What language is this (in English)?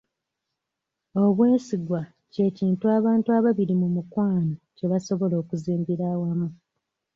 Ganda